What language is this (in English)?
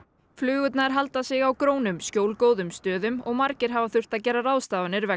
Icelandic